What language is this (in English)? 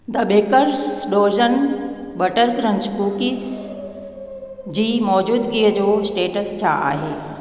Sindhi